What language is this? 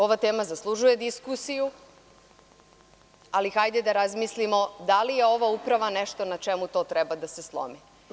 Serbian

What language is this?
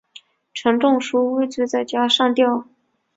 Chinese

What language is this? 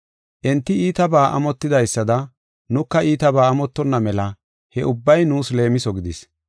Gofa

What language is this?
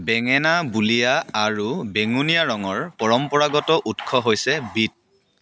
Assamese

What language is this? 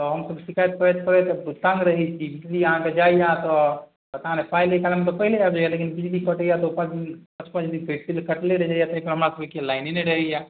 Maithili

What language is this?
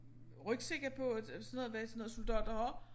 Danish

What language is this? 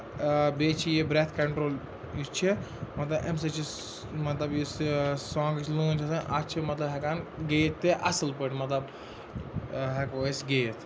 Kashmiri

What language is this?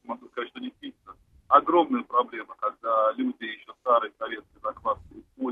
Russian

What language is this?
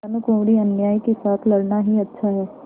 Hindi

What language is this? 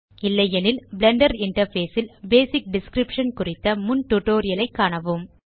Tamil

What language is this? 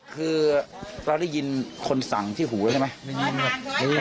Thai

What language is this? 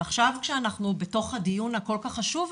Hebrew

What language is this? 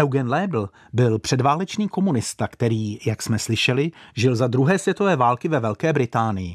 Czech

